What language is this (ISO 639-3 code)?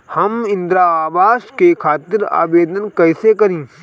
bho